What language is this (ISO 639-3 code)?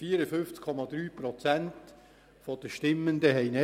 gsw